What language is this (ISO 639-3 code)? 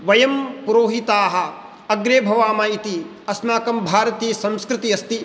san